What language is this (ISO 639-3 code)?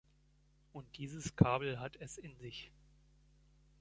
deu